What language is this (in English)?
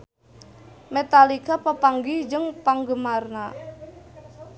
Sundanese